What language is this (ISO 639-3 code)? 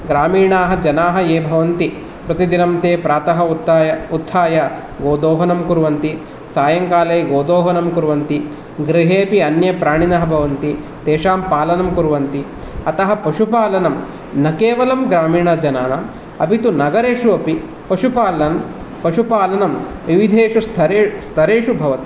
san